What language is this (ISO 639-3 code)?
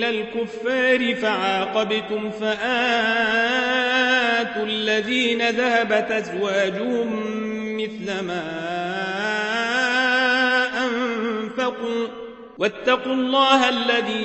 ara